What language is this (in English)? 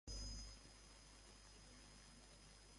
Divehi